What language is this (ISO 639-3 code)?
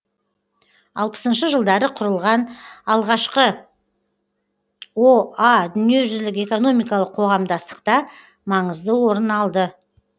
kaz